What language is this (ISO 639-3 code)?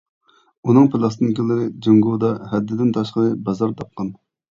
uig